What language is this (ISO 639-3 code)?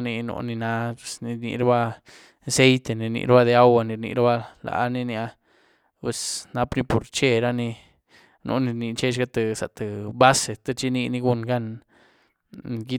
ztu